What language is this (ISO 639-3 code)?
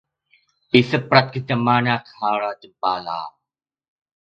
tha